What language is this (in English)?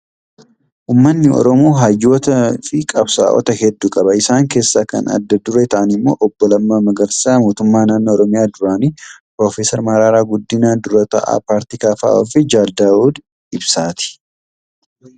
Oromo